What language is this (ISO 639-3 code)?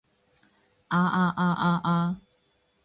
yue